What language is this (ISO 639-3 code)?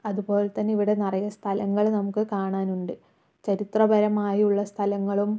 mal